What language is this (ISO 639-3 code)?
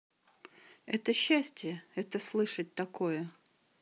rus